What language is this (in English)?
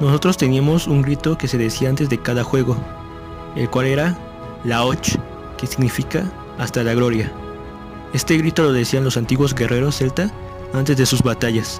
Spanish